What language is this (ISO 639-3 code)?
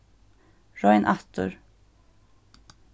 fao